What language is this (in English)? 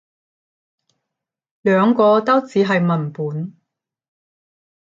Cantonese